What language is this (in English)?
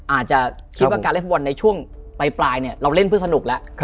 Thai